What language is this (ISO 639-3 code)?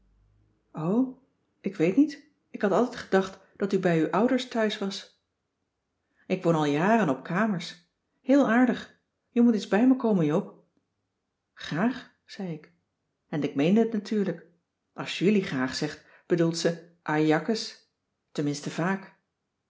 nld